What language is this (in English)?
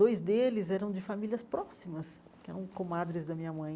Portuguese